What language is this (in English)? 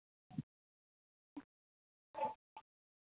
Urdu